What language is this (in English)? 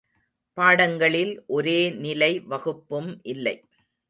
Tamil